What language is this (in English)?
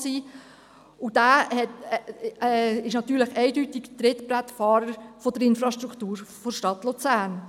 Swiss German